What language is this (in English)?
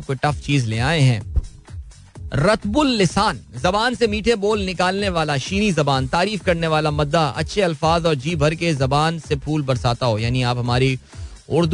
Hindi